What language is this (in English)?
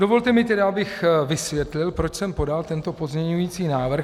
Czech